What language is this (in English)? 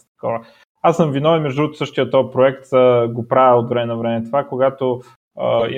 Bulgarian